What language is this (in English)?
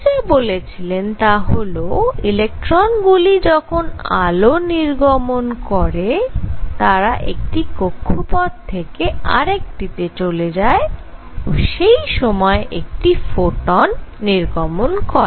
Bangla